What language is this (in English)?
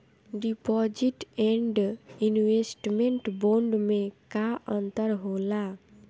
Bhojpuri